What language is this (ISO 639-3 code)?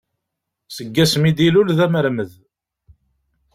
kab